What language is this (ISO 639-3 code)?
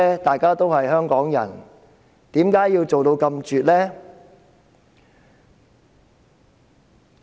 yue